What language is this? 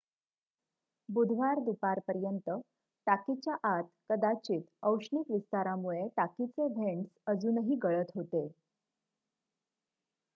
Marathi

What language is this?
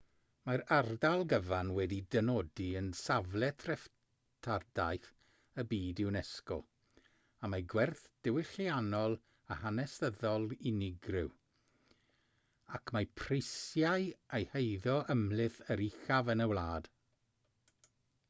Welsh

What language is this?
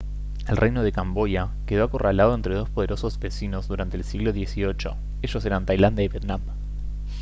Spanish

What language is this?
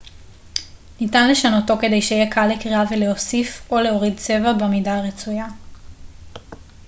Hebrew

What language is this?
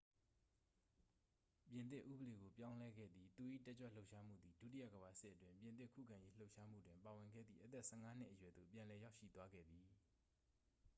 Burmese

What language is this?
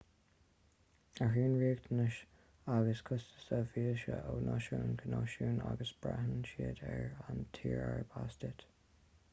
Irish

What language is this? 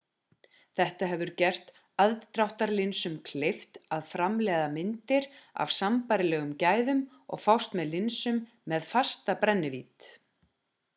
Icelandic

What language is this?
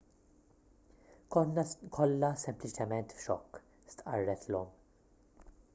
Maltese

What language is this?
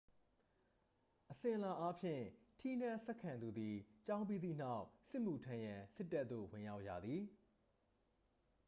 Burmese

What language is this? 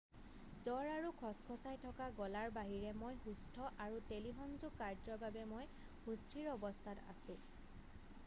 Assamese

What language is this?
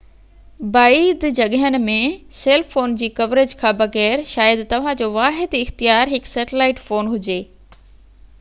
Sindhi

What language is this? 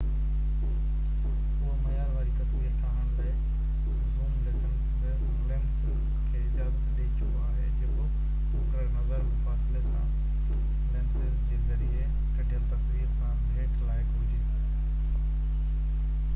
Sindhi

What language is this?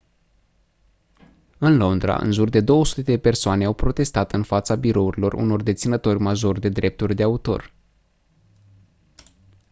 Romanian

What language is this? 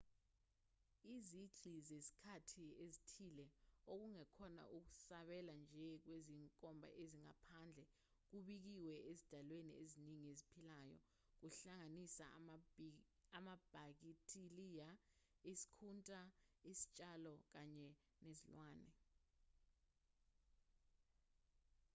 Zulu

